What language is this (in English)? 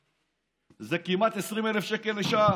Hebrew